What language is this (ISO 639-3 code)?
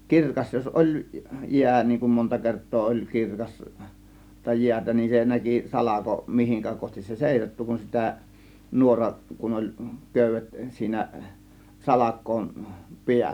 fin